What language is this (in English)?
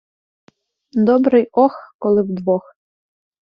Ukrainian